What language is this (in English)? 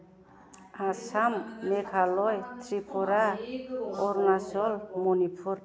Bodo